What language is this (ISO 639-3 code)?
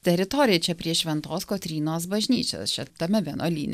lit